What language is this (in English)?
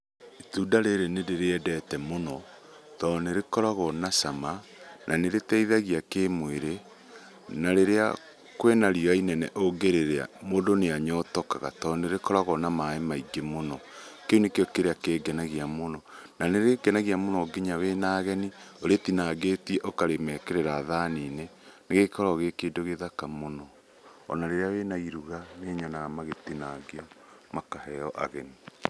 Kikuyu